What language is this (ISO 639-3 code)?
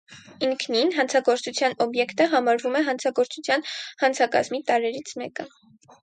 hye